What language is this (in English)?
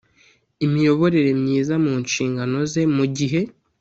Kinyarwanda